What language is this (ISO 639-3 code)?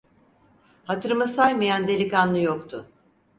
tur